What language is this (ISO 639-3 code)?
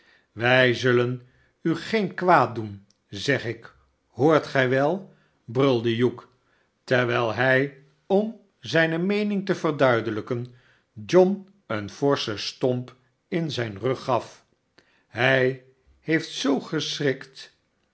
nld